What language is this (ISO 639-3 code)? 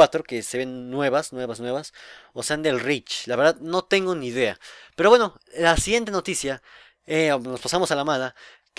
spa